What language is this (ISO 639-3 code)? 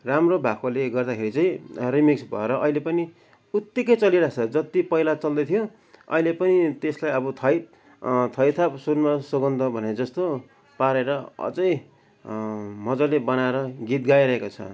nep